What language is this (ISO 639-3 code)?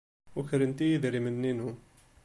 kab